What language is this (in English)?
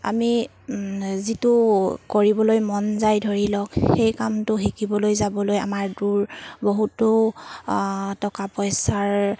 Assamese